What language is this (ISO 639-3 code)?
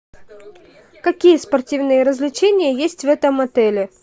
rus